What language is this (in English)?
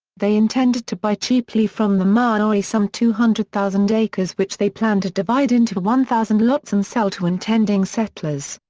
English